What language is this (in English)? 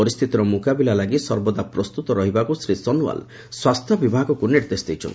Odia